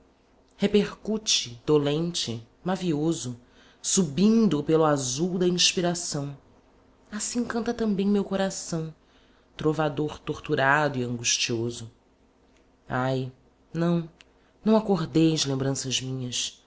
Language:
Portuguese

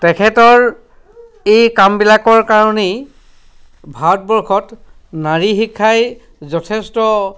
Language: Assamese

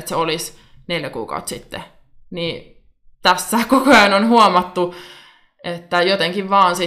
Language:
Finnish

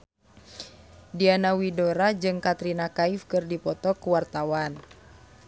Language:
Sundanese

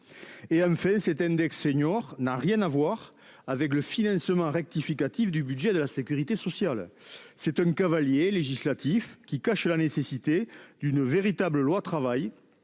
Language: French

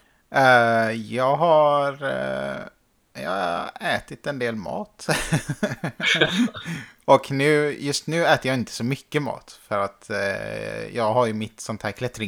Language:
Swedish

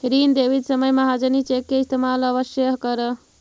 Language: Magahi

